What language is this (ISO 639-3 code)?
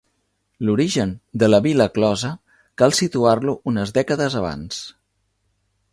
cat